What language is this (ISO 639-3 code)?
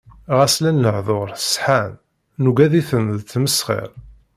kab